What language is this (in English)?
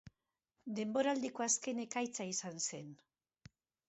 Basque